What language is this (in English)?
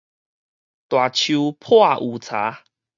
Min Nan Chinese